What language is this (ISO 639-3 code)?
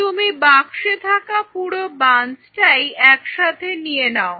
ben